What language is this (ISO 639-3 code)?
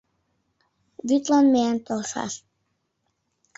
chm